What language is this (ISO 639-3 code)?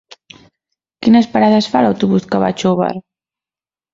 cat